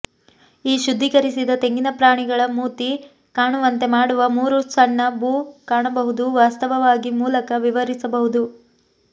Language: Kannada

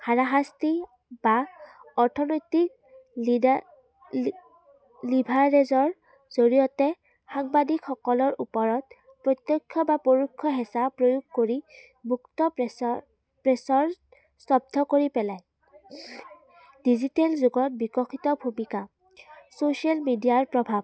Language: Assamese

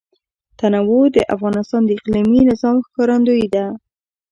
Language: Pashto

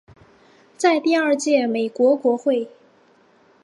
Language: Chinese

